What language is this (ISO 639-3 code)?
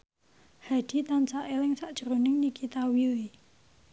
jav